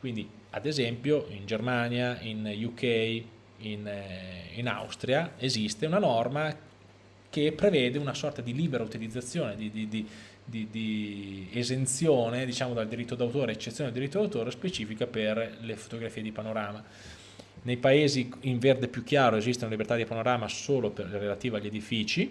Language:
Italian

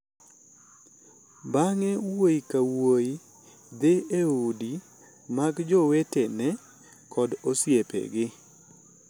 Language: Luo (Kenya and Tanzania)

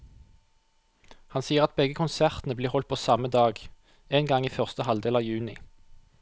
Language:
Norwegian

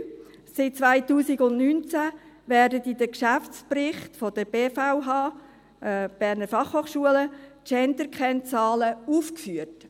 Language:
Swiss German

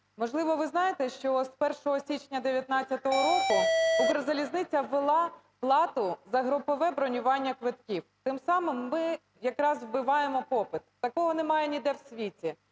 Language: Ukrainian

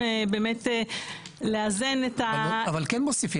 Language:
Hebrew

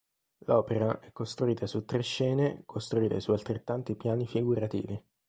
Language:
Italian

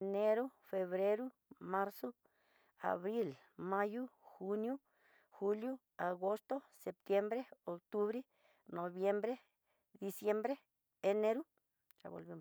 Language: Tidaá Mixtec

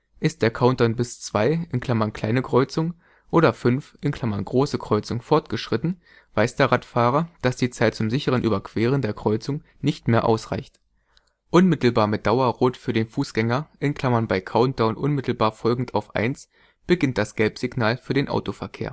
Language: German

